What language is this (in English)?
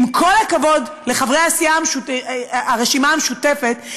Hebrew